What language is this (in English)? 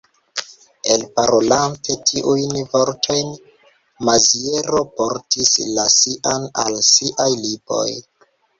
Esperanto